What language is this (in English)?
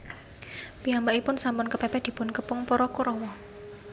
Javanese